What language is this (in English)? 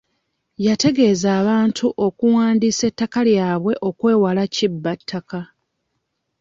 Ganda